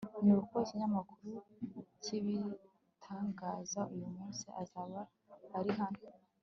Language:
Kinyarwanda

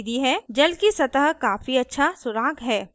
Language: Hindi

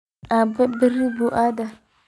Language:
Somali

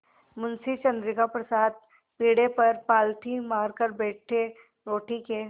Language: Hindi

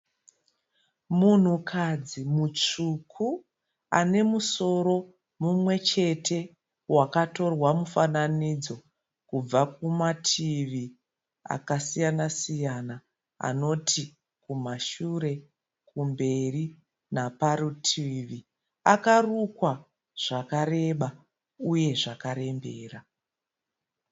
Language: Shona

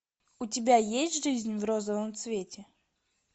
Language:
Russian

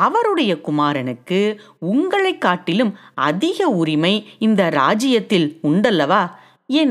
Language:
Tamil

